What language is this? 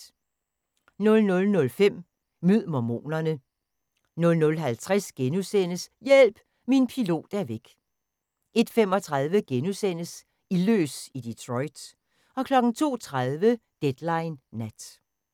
Danish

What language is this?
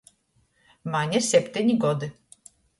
Latgalian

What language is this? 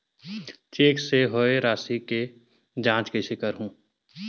Chhattisgarhi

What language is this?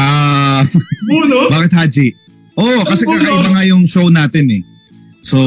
Filipino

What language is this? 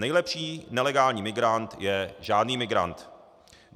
Czech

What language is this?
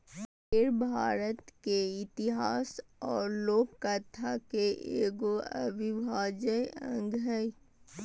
Magahi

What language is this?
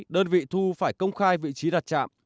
Vietnamese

